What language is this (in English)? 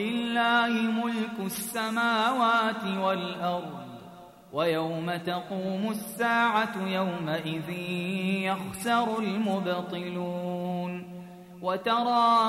Arabic